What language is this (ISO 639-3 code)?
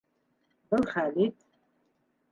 bak